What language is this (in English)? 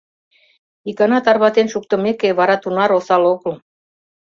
Mari